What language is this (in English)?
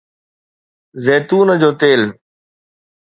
Sindhi